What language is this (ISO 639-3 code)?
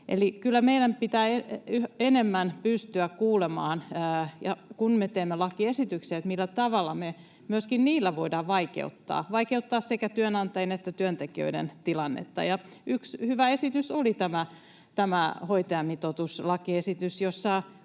fin